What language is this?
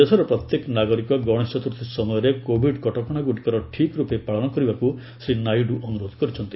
Odia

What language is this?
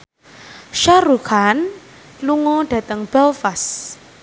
Javanese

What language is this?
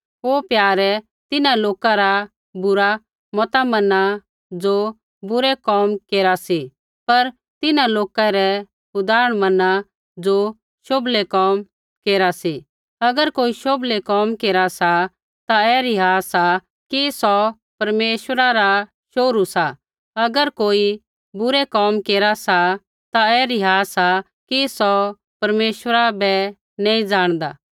Kullu Pahari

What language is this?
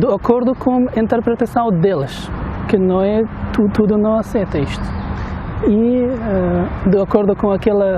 Portuguese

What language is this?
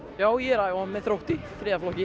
Icelandic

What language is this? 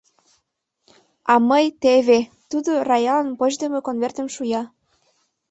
Mari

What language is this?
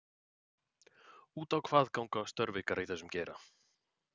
Icelandic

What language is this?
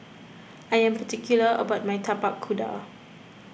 English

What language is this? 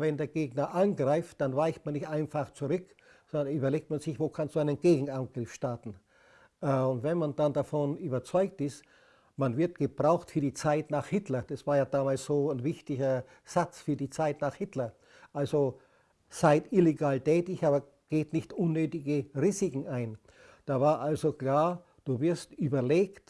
German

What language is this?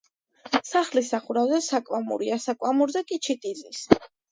Georgian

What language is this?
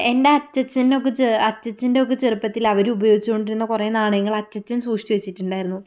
Malayalam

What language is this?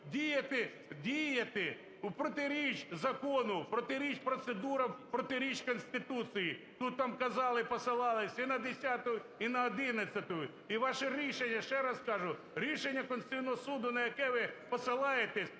Ukrainian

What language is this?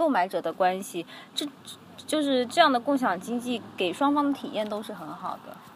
Chinese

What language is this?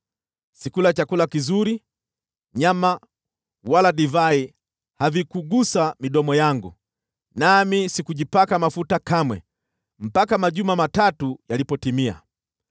Swahili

